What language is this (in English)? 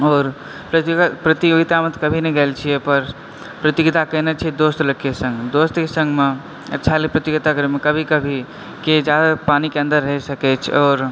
Maithili